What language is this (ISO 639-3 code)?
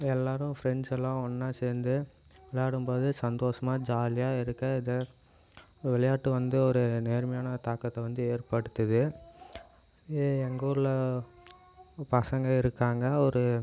tam